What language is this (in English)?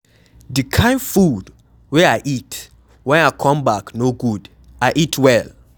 Nigerian Pidgin